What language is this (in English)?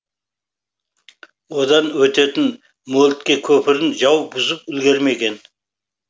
Kazakh